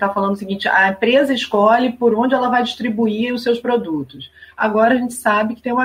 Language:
Portuguese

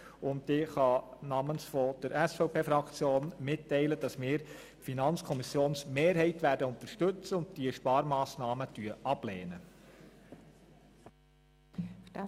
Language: Swiss German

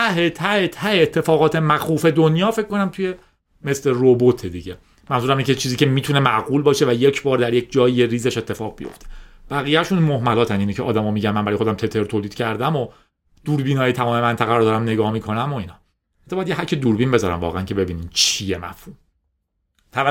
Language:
Persian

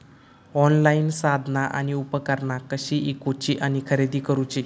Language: Marathi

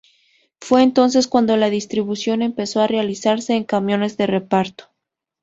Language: Spanish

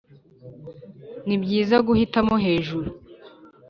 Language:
Kinyarwanda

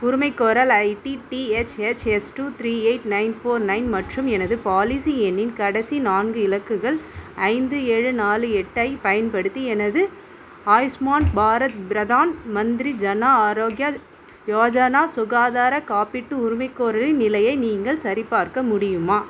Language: Tamil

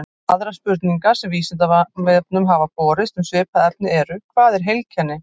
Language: Icelandic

